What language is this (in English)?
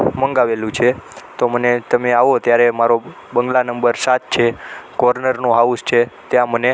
Gujarati